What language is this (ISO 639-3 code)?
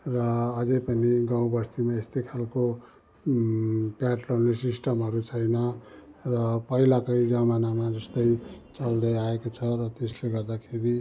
nep